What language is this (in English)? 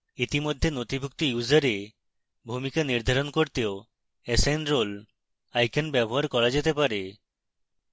Bangla